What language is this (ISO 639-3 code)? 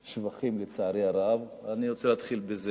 heb